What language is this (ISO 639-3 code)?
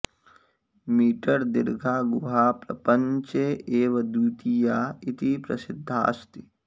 san